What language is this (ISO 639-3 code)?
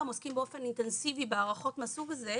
heb